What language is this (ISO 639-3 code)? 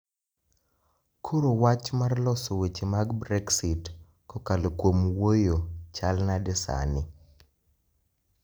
luo